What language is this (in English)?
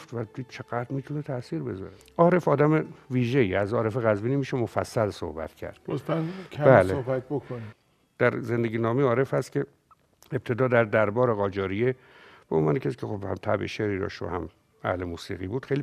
Persian